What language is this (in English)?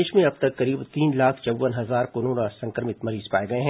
Hindi